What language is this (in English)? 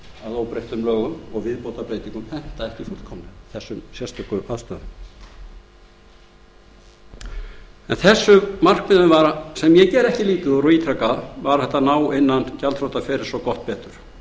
Icelandic